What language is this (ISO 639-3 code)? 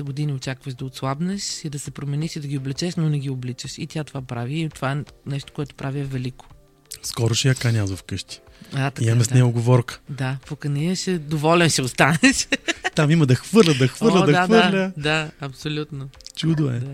bul